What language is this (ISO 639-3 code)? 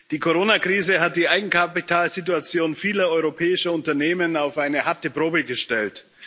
deu